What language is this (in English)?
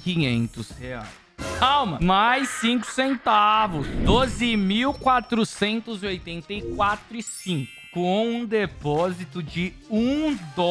Portuguese